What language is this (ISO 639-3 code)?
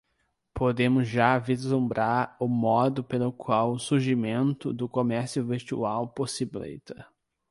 por